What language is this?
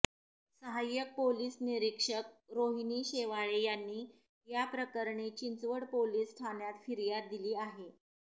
Marathi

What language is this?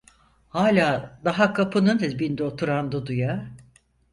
Turkish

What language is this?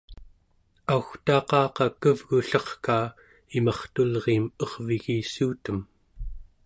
Central Yupik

